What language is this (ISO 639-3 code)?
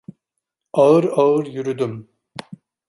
tur